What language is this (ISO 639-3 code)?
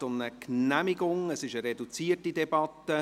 gsw